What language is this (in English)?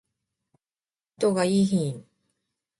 Japanese